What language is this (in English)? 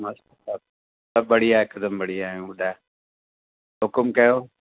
Sindhi